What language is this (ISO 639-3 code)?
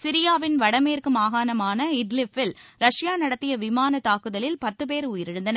tam